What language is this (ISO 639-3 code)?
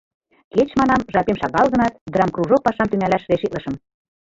chm